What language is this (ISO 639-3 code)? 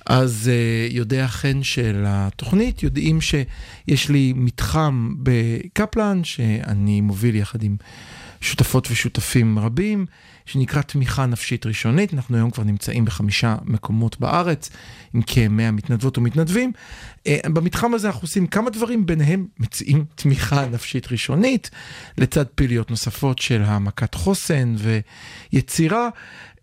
heb